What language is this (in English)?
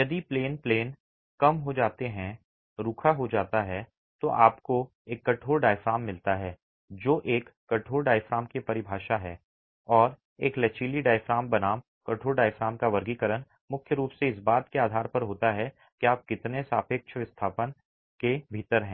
Hindi